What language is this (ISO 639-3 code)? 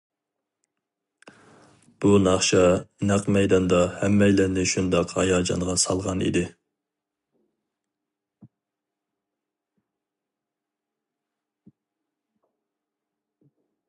uig